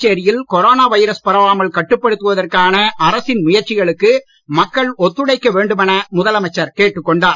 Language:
Tamil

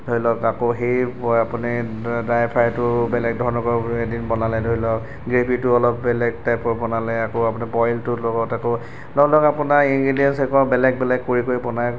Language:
Assamese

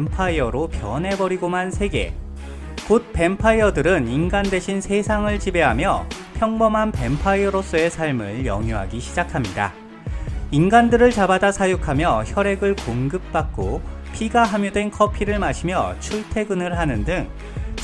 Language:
Korean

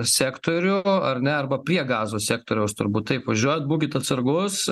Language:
Lithuanian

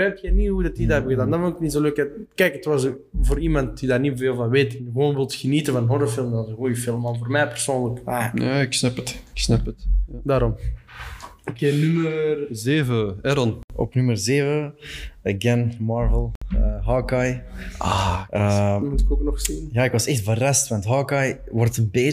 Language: Dutch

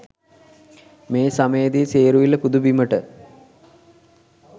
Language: Sinhala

